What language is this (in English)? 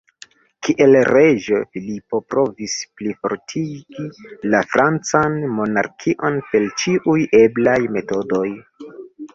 Esperanto